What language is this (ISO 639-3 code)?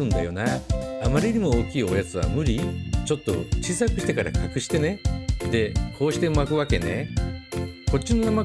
jpn